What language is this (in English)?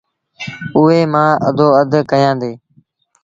Sindhi Bhil